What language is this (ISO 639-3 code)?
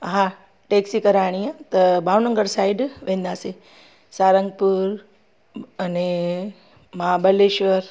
snd